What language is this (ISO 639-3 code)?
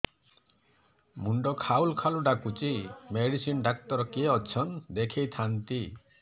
ori